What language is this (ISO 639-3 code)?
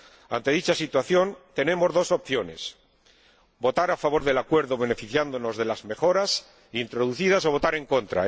spa